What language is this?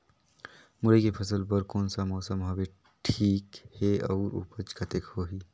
Chhattisgarhi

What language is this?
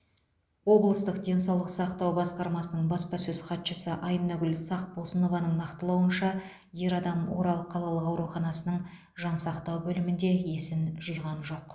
Kazakh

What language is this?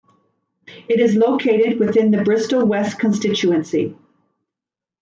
English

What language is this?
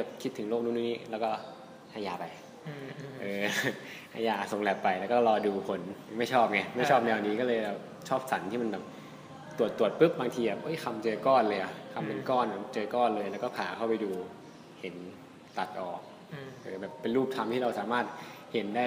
Thai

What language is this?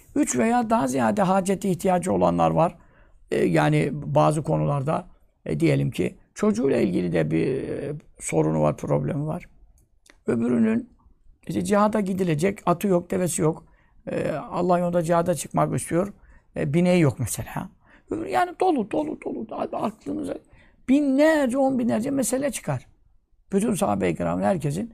Turkish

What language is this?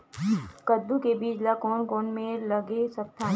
Chhattisgarhi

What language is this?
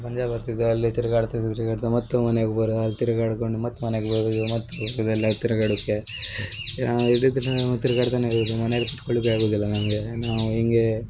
Kannada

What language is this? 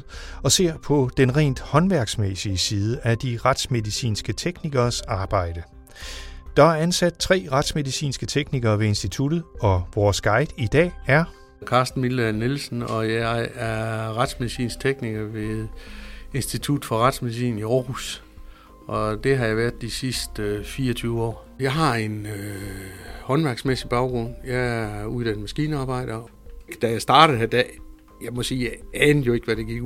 Danish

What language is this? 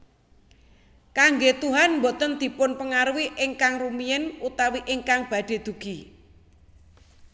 Javanese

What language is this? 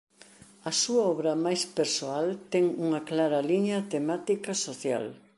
Galician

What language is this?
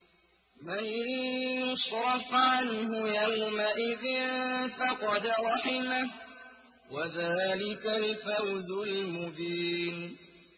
Arabic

